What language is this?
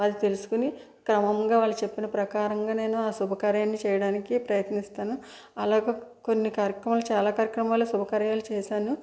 Telugu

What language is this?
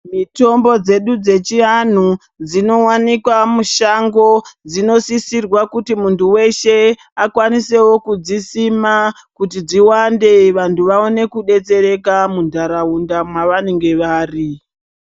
Ndau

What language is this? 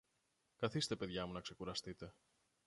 Greek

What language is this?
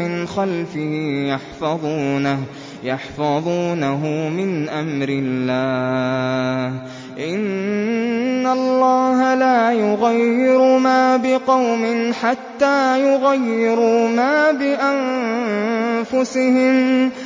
Arabic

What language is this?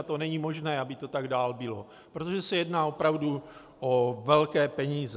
Czech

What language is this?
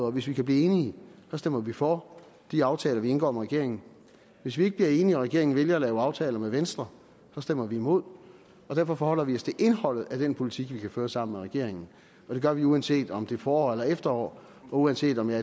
Danish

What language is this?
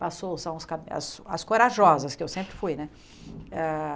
Portuguese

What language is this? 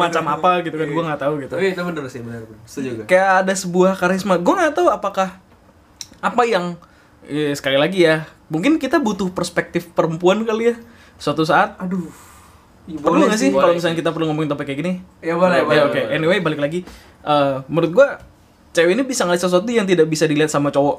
Indonesian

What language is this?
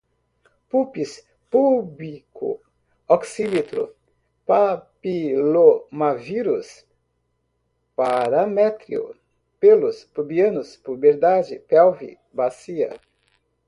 Portuguese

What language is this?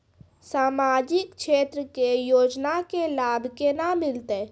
Maithili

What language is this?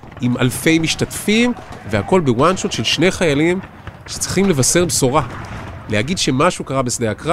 Hebrew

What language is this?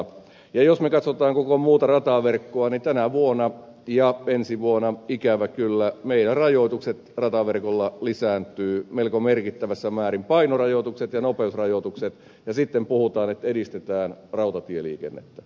Finnish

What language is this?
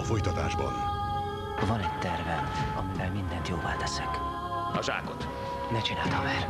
Hungarian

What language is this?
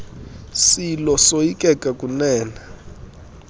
Xhosa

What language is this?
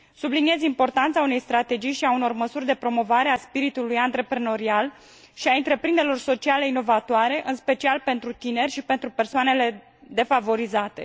Romanian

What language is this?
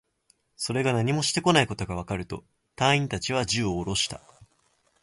Japanese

